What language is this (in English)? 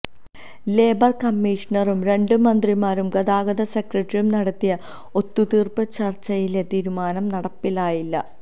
Malayalam